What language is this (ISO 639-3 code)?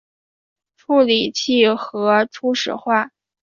zho